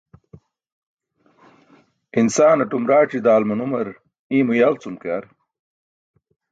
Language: Burushaski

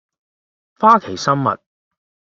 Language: Cantonese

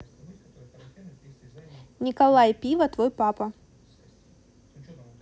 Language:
Russian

